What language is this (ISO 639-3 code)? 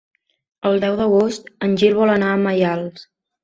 cat